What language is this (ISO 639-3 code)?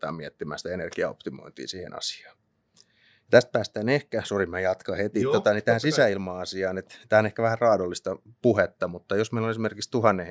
fin